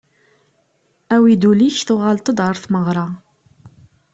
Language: Kabyle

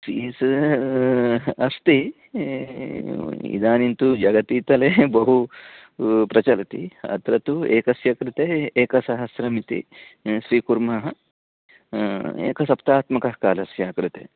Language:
Sanskrit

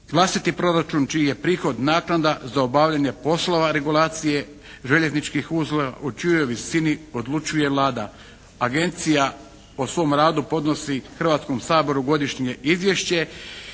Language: Croatian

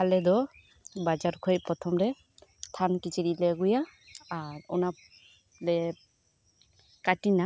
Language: Santali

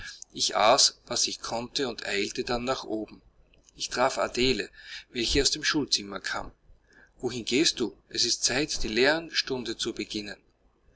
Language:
German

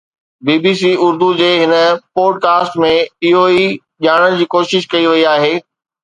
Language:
Sindhi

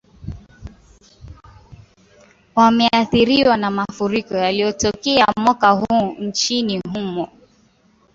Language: Swahili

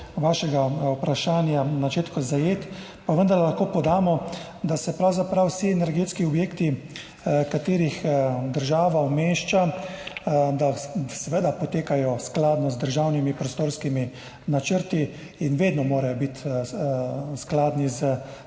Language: Slovenian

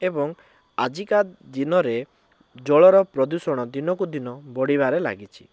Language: Odia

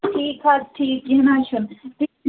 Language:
Kashmiri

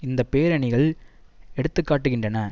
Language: Tamil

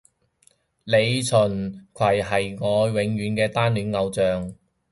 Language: Cantonese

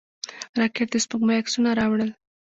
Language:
Pashto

